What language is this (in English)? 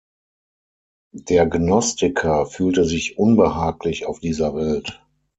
German